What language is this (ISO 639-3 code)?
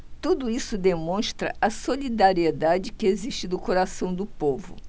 por